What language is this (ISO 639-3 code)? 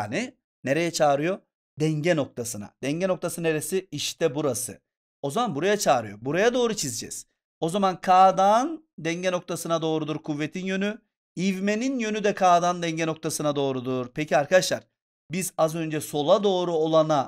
tur